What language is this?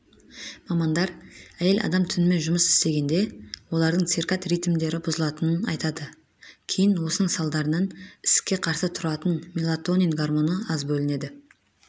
Kazakh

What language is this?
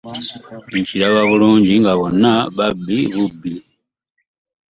Ganda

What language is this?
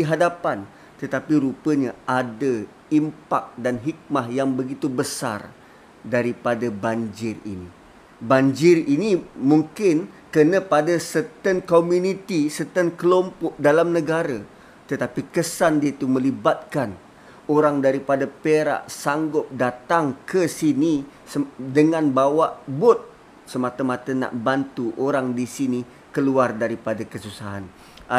Malay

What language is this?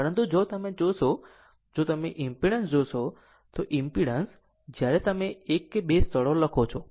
Gujarati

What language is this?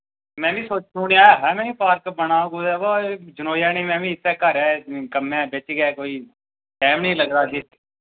Dogri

